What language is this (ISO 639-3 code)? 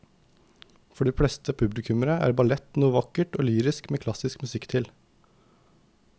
nor